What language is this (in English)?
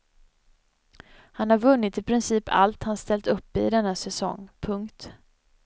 Swedish